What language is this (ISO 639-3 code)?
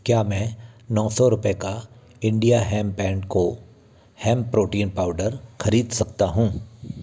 hin